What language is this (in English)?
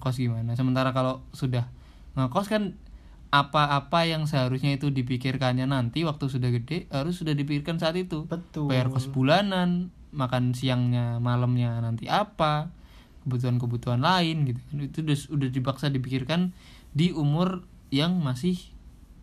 Indonesian